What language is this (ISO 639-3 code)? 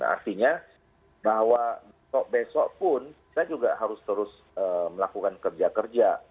ind